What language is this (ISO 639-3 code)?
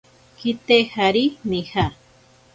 prq